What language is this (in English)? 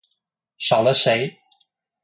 Chinese